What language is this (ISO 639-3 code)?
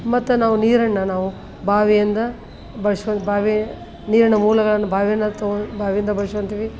kan